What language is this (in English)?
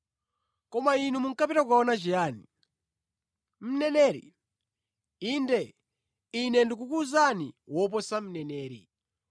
Nyanja